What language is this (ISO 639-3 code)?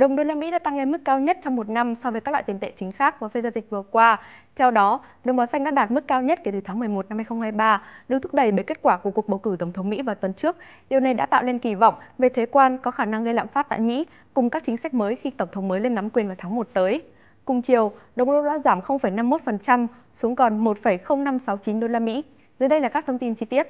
vie